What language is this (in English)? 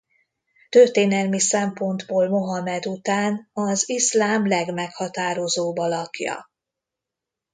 Hungarian